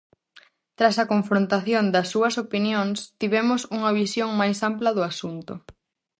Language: Galician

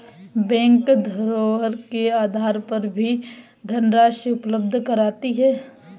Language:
Hindi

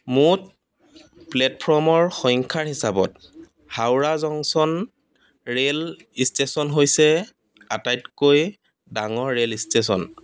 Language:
Assamese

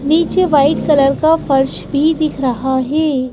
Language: Hindi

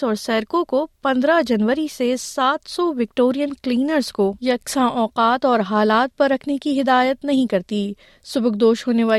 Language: Urdu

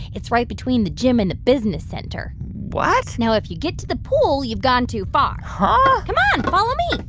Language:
English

